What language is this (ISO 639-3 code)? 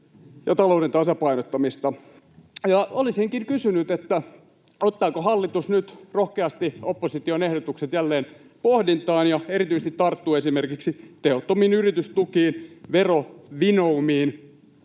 fin